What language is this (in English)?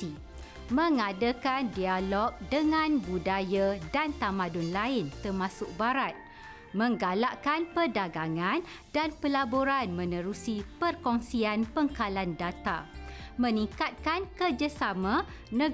Malay